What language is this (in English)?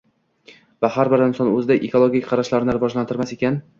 Uzbek